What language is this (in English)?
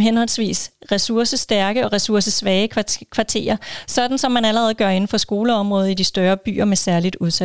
Danish